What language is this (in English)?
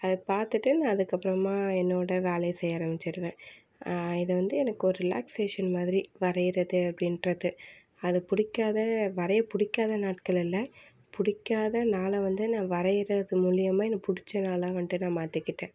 Tamil